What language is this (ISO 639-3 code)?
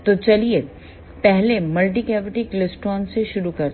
hin